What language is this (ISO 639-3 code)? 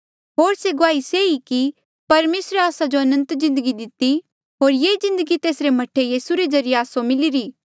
mjl